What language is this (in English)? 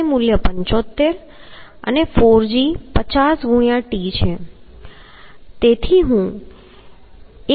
Gujarati